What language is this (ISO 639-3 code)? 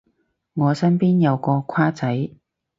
yue